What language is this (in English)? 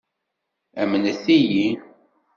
Kabyle